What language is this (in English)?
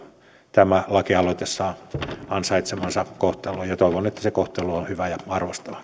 Finnish